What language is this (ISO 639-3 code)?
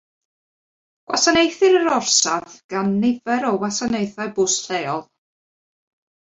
cym